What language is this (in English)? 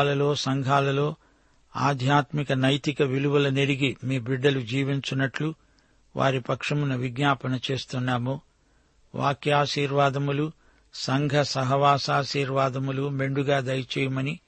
Telugu